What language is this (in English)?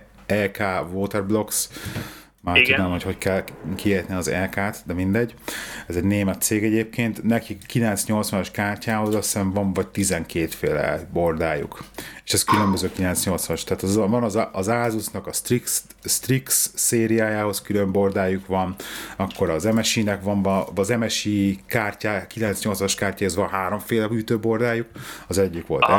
Hungarian